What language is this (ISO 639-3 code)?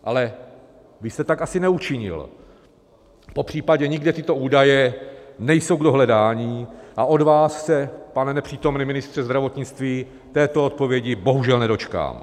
ces